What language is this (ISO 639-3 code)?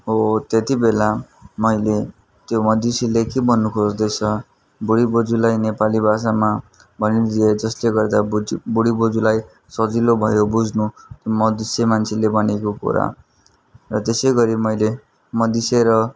nep